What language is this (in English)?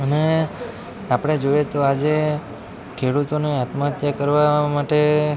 Gujarati